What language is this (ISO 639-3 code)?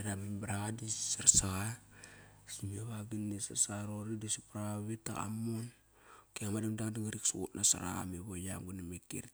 ckr